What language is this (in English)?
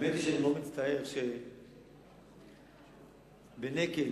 Hebrew